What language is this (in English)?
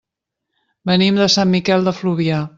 Catalan